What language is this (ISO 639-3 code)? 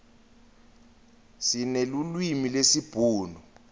ssw